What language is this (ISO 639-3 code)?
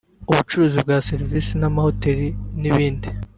kin